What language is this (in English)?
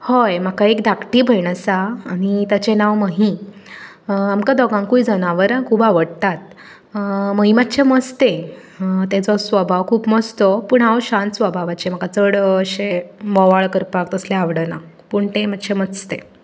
Konkani